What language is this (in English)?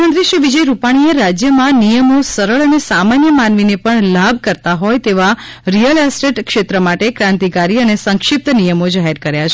Gujarati